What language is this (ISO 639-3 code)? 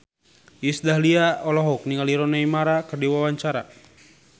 sun